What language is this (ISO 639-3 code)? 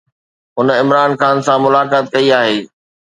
snd